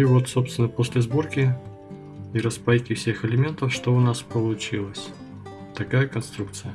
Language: Russian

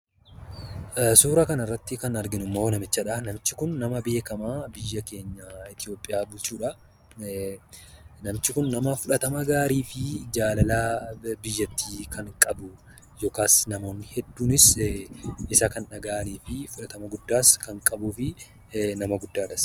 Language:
Oromo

